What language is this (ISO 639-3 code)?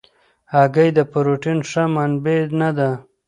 pus